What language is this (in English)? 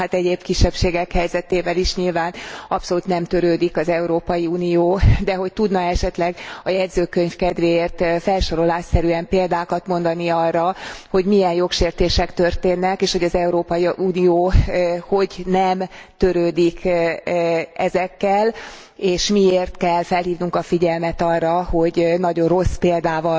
Hungarian